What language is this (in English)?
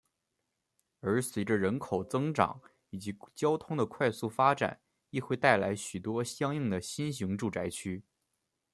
Chinese